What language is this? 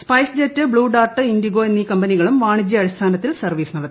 Malayalam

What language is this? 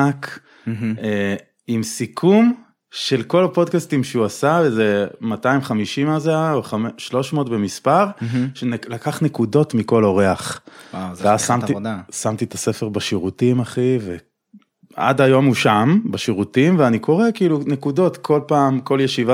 Hebrew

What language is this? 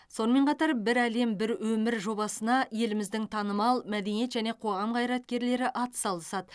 Kazakh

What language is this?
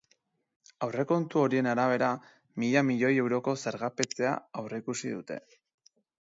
Basque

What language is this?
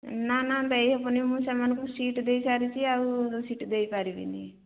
Odia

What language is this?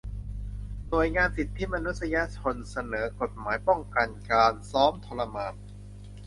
Thai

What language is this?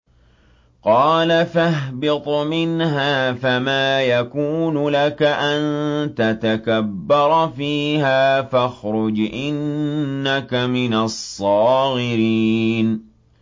Arabic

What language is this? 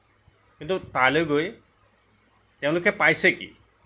Assamese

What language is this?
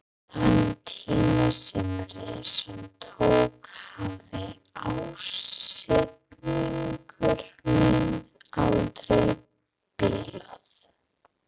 Icelandic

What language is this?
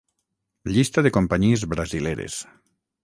Catalan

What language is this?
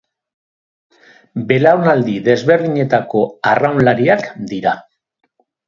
Basque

